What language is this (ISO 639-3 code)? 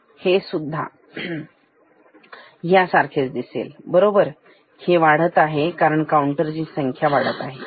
mar